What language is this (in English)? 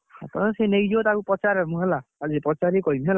Odia